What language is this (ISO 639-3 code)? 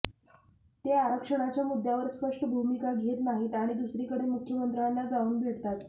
mar